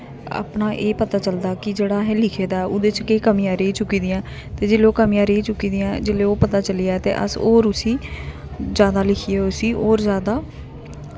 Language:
Dogri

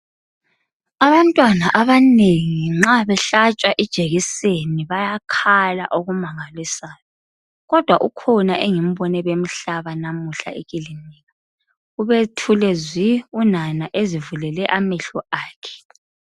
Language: North Ndebele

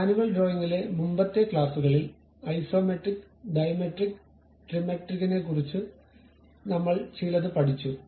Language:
Malayalam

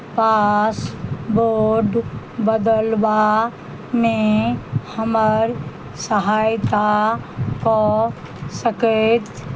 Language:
Maithili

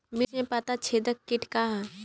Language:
Bhojpuri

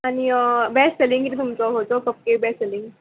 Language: Konkani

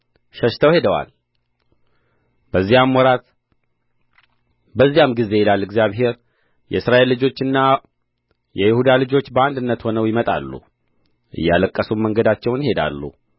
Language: Amharic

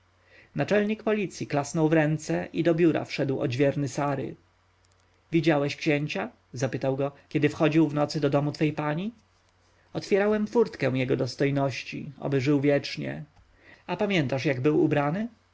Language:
Polish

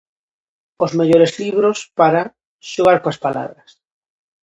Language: Galician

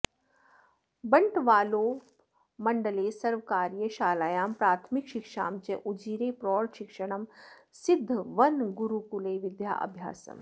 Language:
Sanskrit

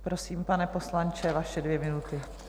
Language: Czech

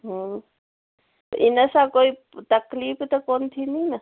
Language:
Sindhi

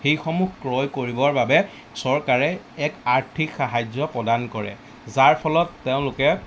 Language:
Assamese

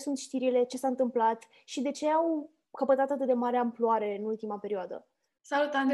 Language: Romanian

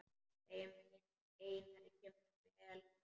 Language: Icelandic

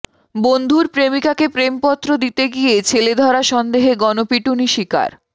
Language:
Bangla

